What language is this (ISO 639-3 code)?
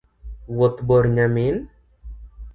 luo